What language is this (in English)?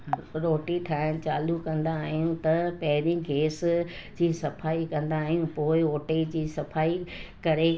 Sindhi